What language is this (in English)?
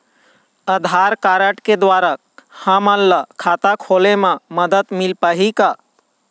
Chhattisgarhi